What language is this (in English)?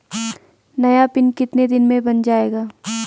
Hindi